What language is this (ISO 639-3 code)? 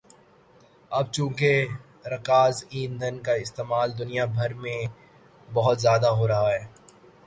urd